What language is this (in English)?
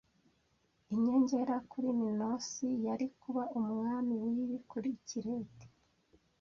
Kinyarwanda